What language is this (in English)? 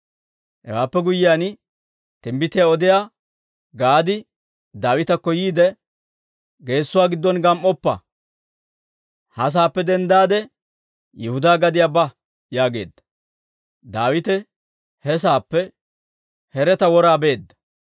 Dawro